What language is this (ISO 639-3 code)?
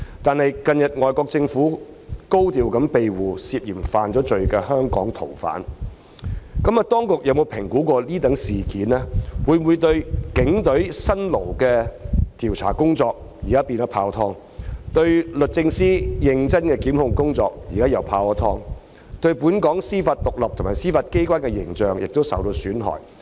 yue